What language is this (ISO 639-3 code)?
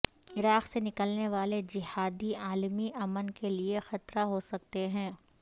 urd